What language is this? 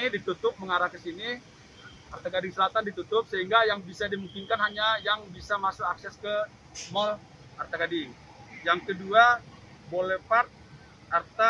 Indonesian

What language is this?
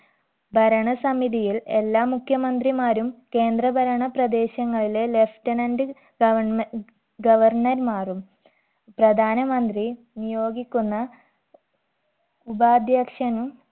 Malayalam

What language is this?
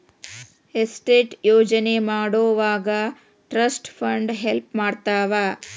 Kannada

